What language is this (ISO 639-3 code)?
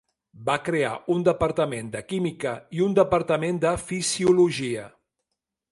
cat